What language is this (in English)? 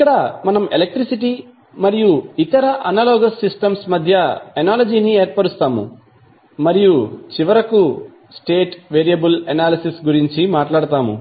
Telugu